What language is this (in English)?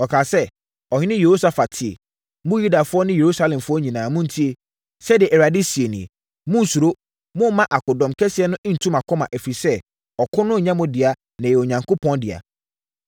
Akan